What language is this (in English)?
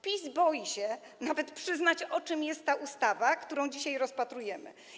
Polish